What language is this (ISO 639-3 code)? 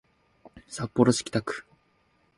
jpn